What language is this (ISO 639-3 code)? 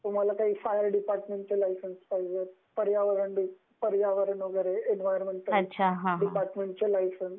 mar